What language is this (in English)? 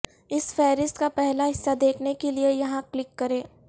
Urdu